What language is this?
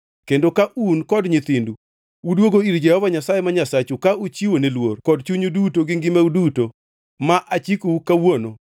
Luo (Kenya and Tanzania)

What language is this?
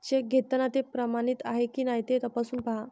Marathi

